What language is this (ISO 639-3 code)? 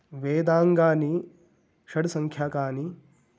san